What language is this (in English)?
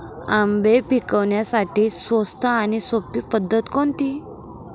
Marathi